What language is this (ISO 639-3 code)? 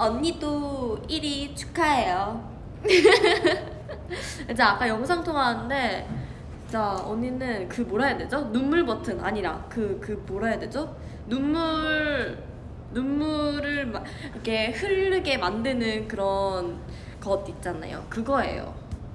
kor